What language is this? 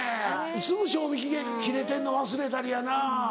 Japanese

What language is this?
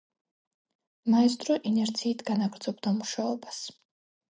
Georgian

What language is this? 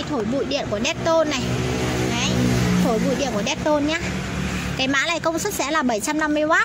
Vietnamese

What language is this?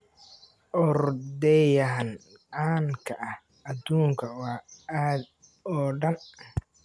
Somali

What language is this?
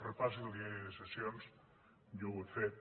Catalan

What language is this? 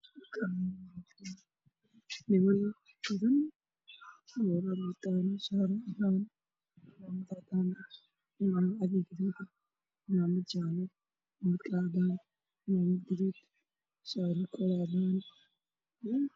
Somali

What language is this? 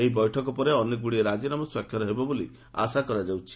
Odia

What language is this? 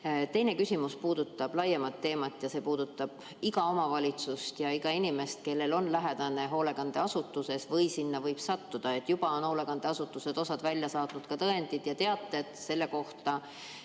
Estonian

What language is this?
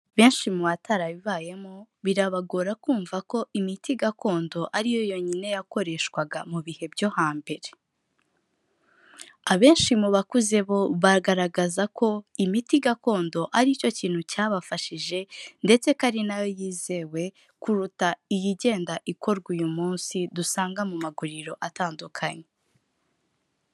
Kinyarwanda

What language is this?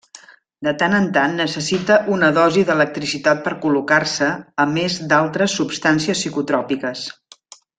Catalan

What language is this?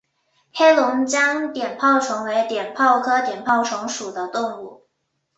Chinese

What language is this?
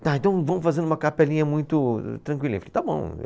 Portuguese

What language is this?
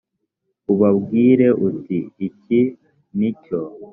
Kinyarwanda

